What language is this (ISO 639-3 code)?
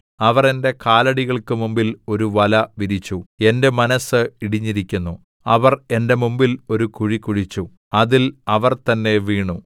mal